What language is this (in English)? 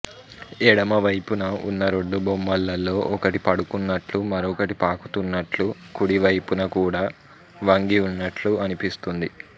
Telugu